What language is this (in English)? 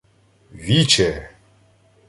Ukrainian